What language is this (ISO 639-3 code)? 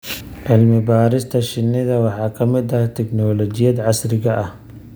som